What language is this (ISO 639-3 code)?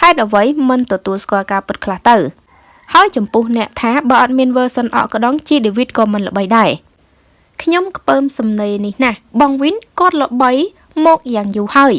vie